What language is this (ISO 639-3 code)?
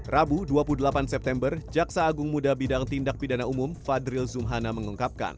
ind